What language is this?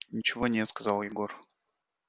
Russian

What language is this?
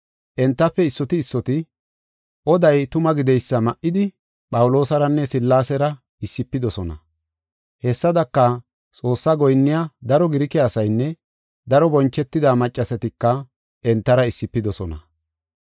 Gofa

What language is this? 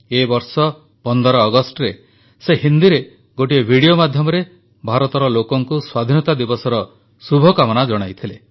Odia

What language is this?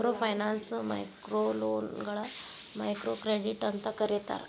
Kannada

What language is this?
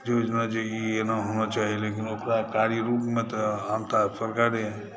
Maithili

